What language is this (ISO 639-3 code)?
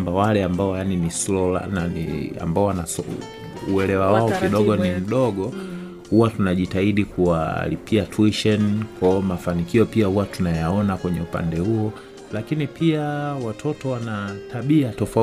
swa